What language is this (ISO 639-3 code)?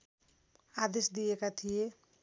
nep